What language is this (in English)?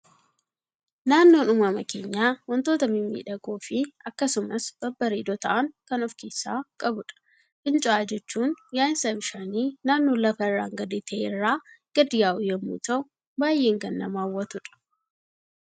Oromo